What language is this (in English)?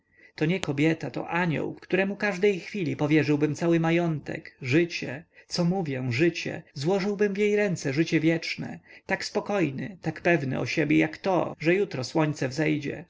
Polish